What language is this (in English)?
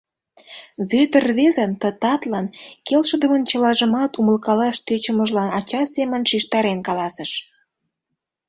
Mari